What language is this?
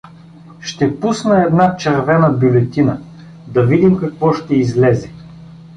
Bulgarian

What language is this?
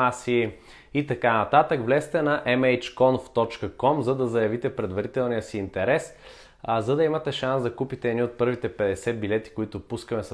Bulgarian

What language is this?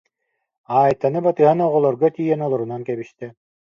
Yakut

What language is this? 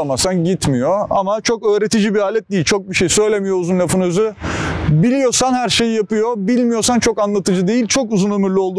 Turkish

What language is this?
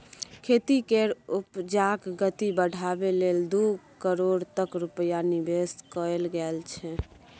Maithili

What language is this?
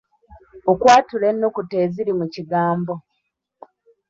Ganda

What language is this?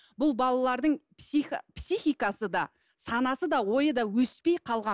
Kazakh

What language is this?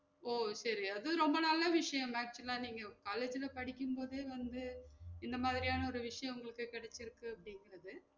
Tamil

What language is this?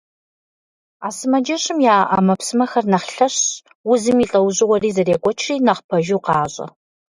Kabardian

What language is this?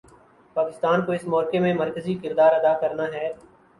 Urdu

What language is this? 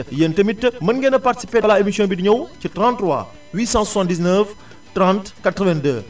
Wolof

